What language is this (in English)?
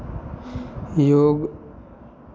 Maithili